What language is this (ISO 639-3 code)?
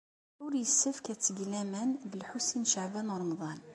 kab